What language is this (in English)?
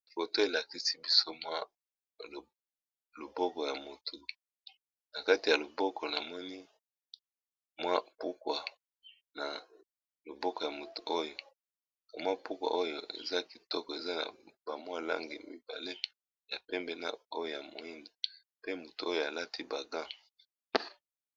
Lingala